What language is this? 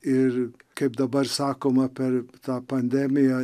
Lithuanian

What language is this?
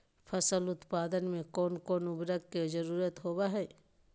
Magahi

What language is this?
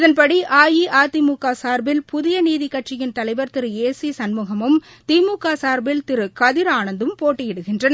Tamil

